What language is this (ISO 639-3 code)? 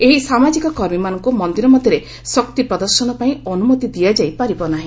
ori